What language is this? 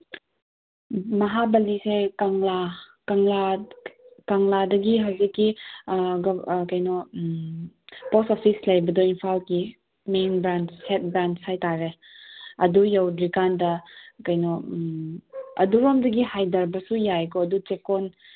Manipuri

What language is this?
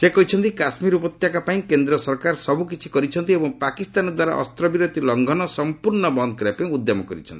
Odia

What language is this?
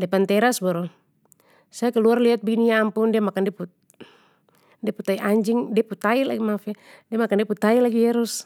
Papuan Malay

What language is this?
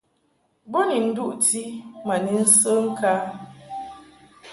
Mungaka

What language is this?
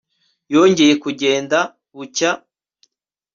Kinyarwanda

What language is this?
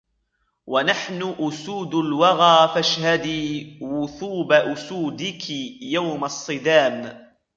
Arabic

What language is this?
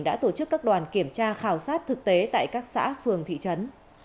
Vietnamese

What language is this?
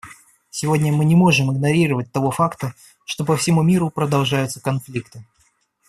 Russian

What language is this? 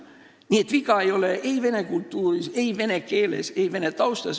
Estonian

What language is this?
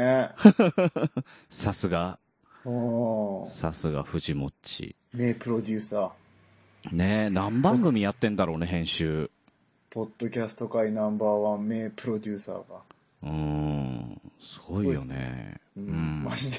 Japanese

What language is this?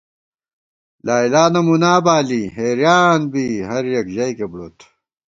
Gawar-Bati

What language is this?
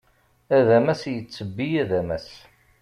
Kabyle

